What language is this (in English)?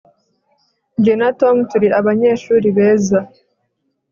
Kinyarwanda